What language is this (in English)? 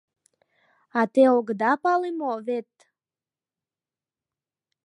Mari